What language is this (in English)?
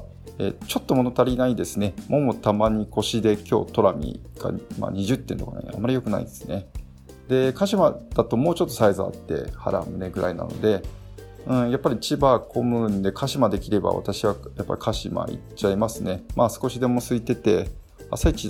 Japanese